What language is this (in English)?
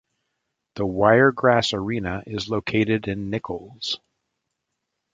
English